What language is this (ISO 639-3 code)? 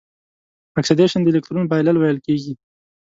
pus